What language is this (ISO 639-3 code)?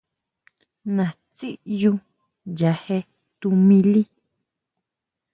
mau